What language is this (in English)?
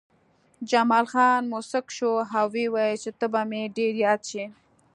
Pashto